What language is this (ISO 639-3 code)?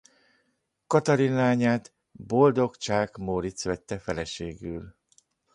hun